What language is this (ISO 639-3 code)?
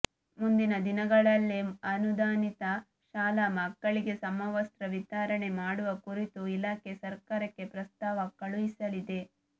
kan